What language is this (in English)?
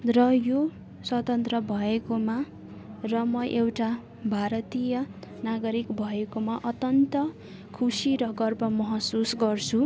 Nepali